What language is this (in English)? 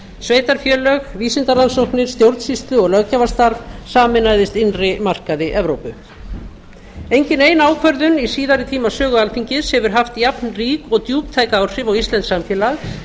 Icelandic